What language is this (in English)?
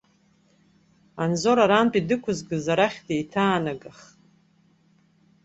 Abkhazian